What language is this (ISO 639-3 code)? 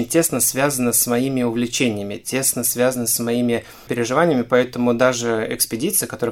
rus